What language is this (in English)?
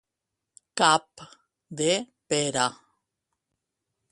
Catalan